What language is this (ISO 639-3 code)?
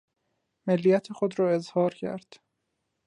fas